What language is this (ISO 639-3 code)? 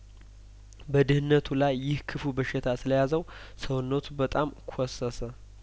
amh